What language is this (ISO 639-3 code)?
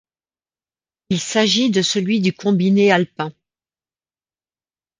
fra